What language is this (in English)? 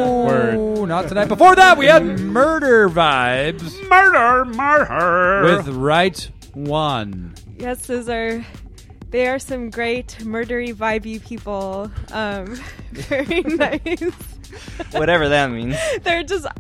English